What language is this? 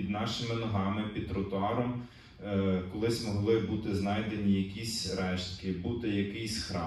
Ukrainian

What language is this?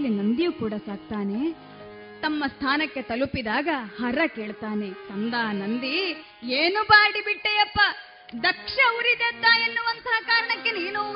Kannada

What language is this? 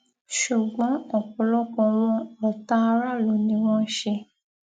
Yoruba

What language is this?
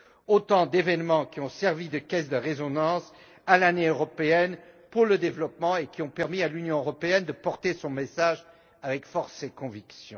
French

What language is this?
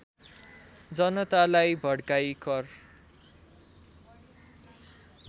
Nepali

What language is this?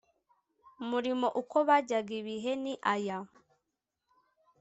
Kinyarwanda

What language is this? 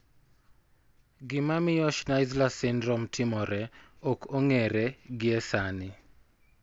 Luo (Kenya and Tanzania)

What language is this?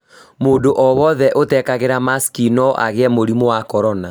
Kikuyu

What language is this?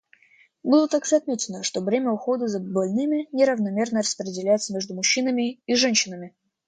Russian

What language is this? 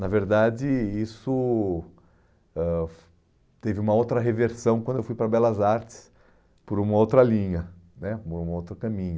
Portuguese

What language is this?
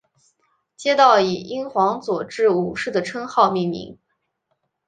Chinese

